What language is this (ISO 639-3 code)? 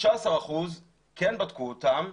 heb